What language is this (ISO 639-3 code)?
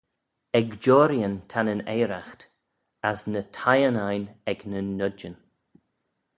glv